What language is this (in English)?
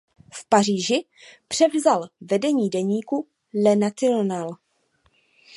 Czech